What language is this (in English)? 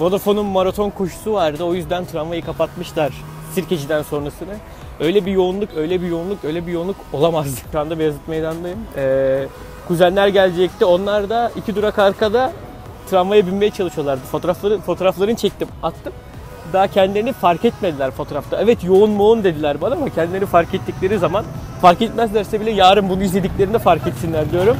Turkish